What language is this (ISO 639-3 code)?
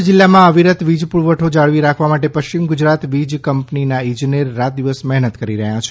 guj